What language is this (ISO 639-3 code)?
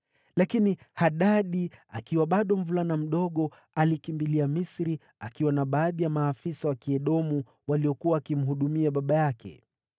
swa